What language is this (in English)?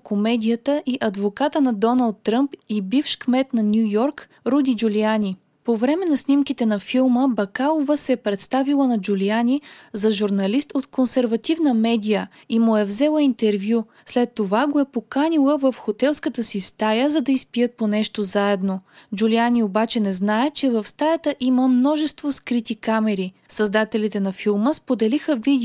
Bulgarian